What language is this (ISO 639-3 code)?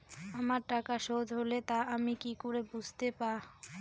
ben